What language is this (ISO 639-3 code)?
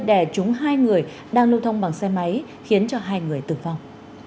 vie